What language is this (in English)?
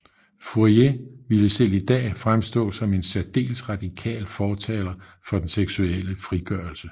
Danish